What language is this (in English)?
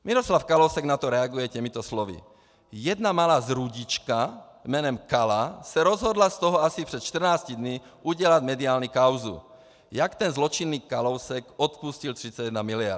Czech